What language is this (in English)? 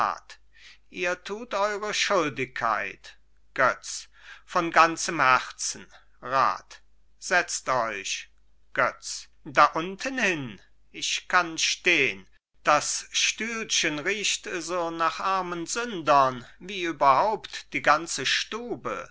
German